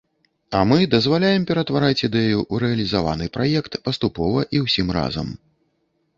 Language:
Belarusian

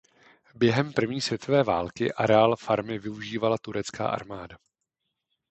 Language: Czech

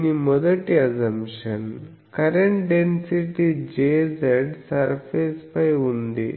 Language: Telugu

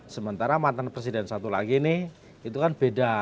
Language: Indonesian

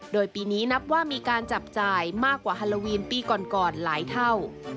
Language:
Thai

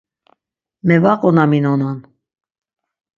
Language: Laz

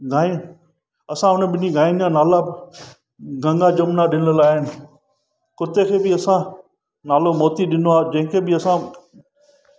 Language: Sindhi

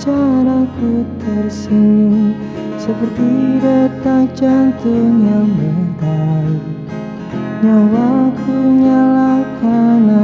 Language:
Indonesian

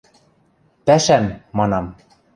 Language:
Western Mari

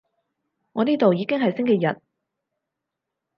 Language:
Cantonese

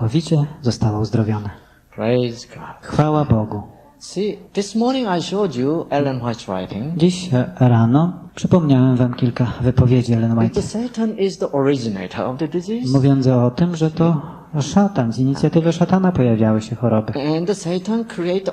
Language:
Polish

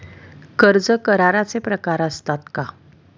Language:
Marathi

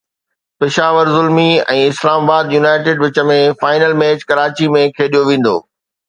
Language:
Sindhi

